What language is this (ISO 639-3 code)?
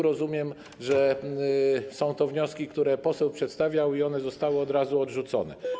pol